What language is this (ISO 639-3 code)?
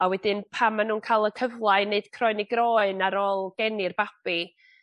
cym